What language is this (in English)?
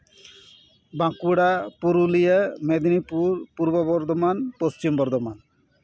Santali